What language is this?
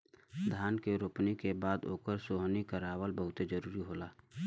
Bhojpuri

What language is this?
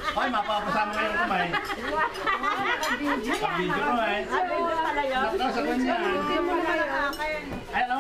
Filipino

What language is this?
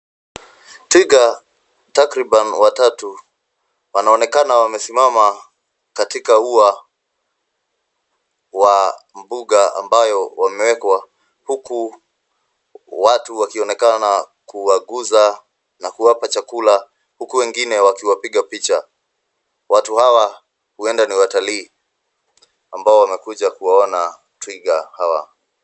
Swahili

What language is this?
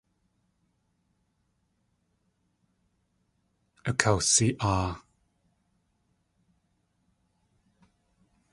Tlingit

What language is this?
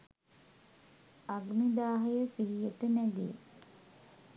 Sinhala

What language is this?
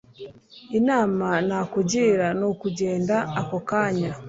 Kinyarwanda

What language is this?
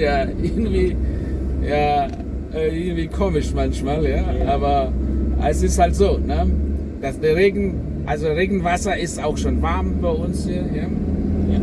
German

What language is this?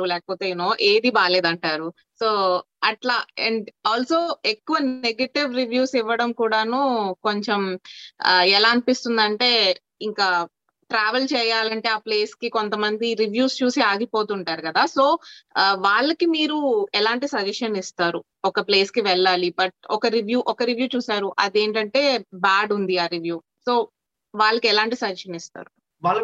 Telugu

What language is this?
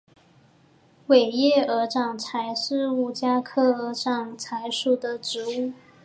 Chinese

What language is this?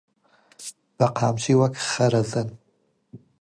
Central Kurdish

